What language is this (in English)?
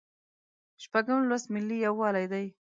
Pashto